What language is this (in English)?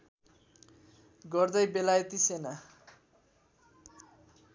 Nepali